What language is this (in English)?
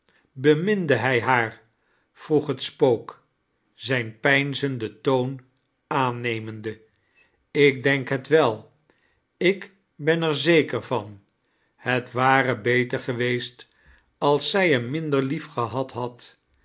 Dutch